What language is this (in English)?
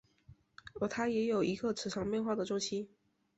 Chinese